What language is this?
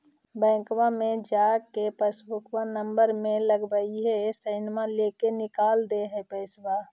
Magahi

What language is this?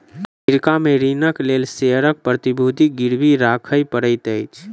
Maithili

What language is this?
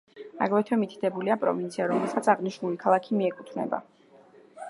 Georgian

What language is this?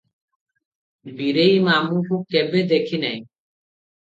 Odia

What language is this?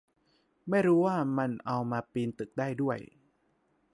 Thai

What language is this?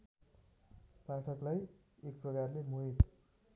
Nepali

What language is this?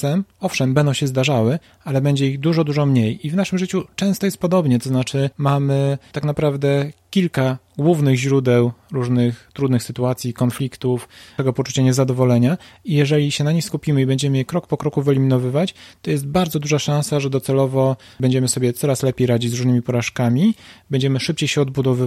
Polish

